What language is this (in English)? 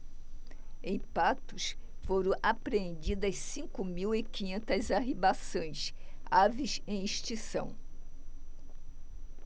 Portuguese